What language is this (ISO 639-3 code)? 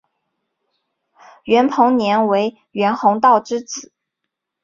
zho